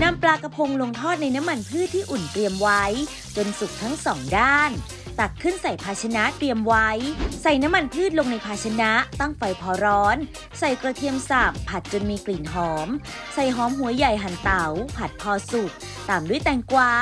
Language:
Thai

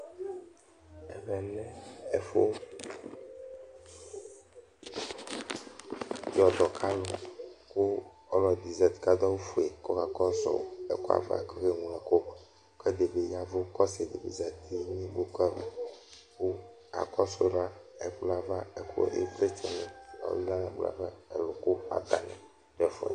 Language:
Ikposo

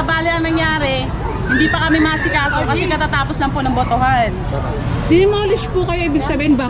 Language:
Filipino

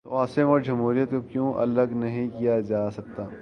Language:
Urdu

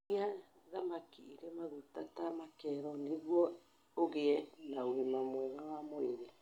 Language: Kikuyu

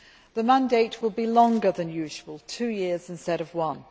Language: English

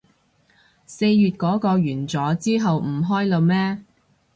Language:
Cantonese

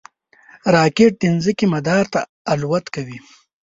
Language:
Pashto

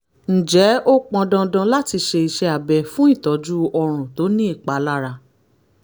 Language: Yoruba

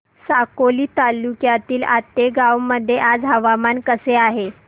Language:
Marathi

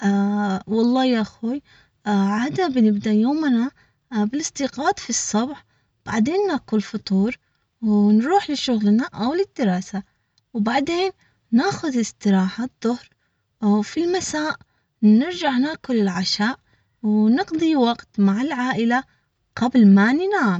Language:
Omani Arabic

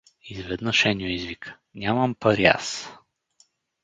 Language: Bulgarian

